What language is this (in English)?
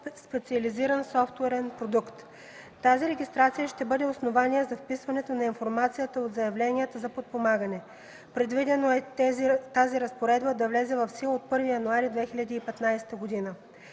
Bulgarian